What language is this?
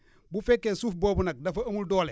Wolof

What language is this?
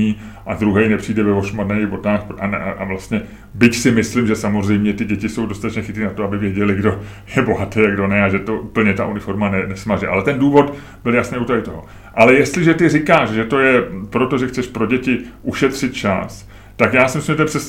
Czech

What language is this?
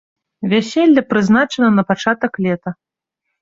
Belarusian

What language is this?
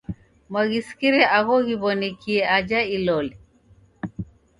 Taita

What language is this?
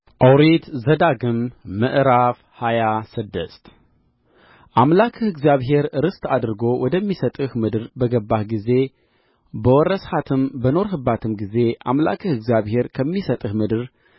Amharic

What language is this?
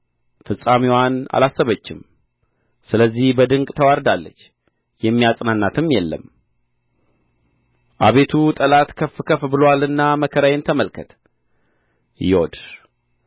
Amharic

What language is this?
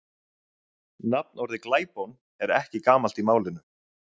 Icelandic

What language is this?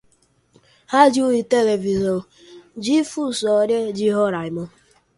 Portuguese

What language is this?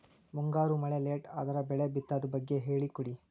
Kannada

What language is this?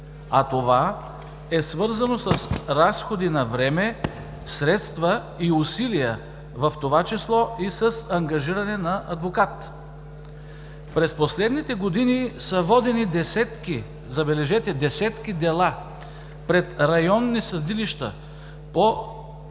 Bulgarian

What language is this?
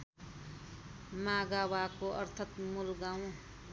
Nepali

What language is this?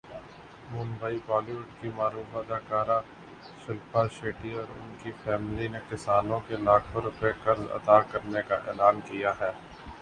Urdu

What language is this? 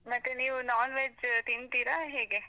Kannada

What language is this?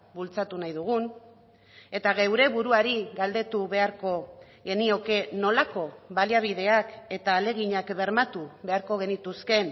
Basque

